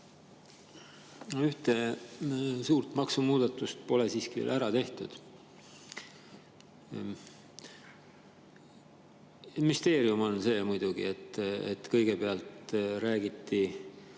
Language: Estonian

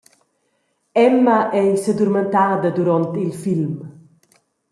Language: Romansh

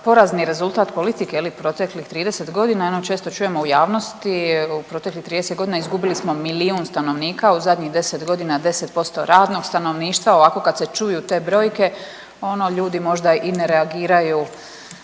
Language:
Croatian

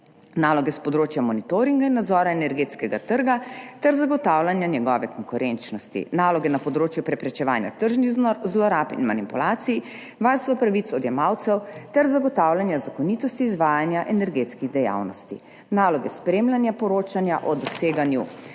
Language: Slovenian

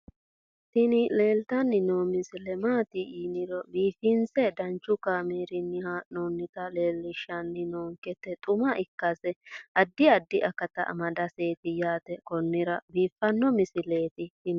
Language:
Sidamo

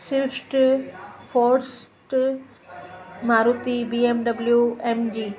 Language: Sindhi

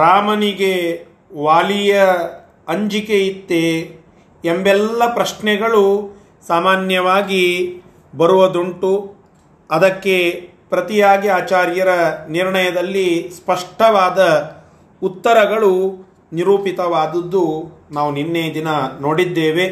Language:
Kannada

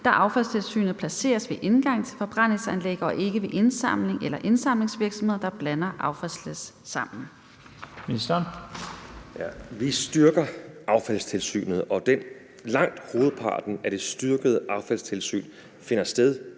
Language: Danish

